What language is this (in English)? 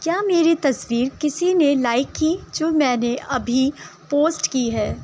Urdu